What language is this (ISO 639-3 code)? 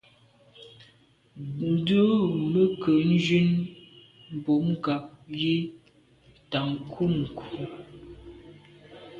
byv